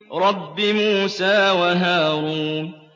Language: Arabic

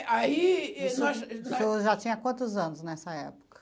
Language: Portuguese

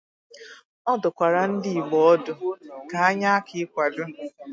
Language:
Igbo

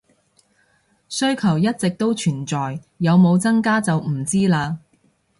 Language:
Cantonese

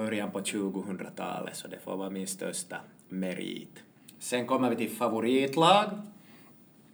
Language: Swedish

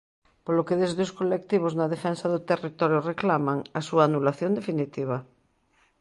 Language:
Galician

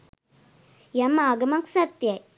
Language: Sinhala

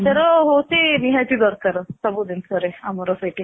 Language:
Odia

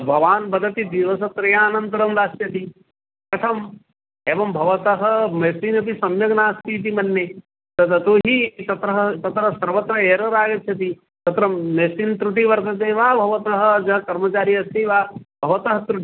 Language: Sanskrit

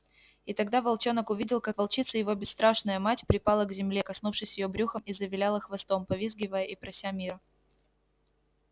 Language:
Russian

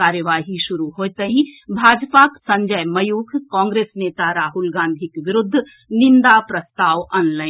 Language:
Maithili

